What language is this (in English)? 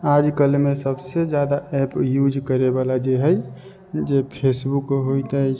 Maithili